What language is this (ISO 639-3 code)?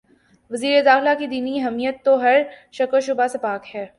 urd